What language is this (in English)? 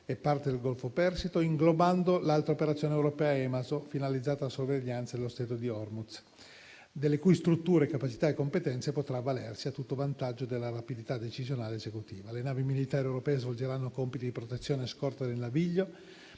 Italian